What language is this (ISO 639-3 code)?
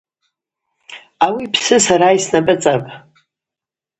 abq